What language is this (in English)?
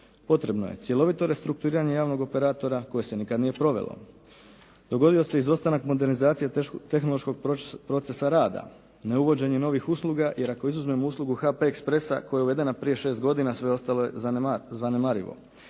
Croatian